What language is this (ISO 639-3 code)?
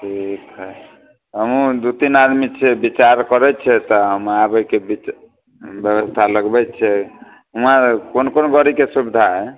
mai